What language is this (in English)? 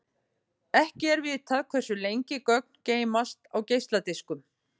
Icelandic